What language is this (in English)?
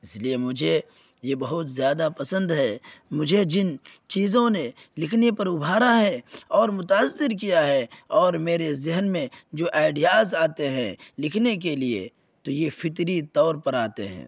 Urdu